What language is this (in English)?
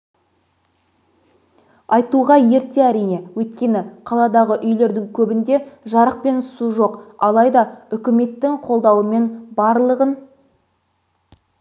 Kazakh